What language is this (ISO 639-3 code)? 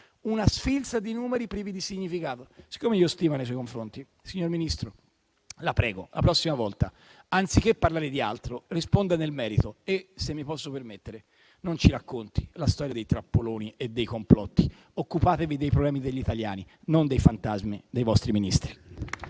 ita